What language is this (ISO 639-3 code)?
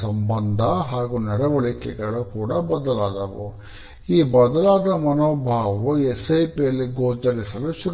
kan